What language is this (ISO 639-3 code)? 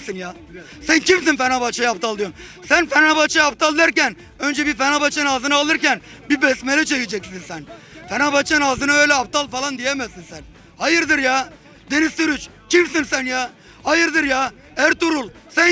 tur